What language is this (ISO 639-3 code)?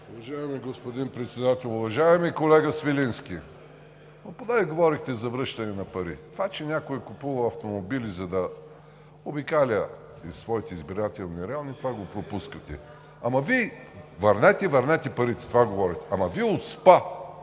bul